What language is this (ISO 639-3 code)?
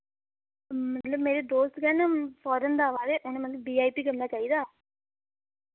doi